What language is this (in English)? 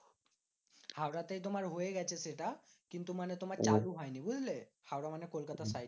Bangla